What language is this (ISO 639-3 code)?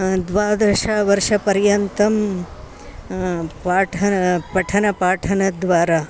san